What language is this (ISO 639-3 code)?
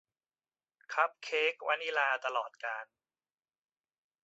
tha